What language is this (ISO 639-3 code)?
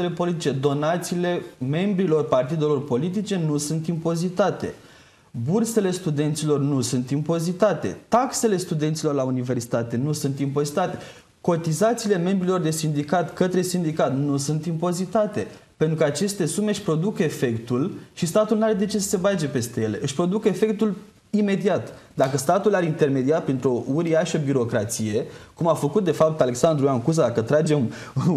ron